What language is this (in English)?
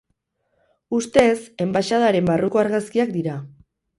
Basque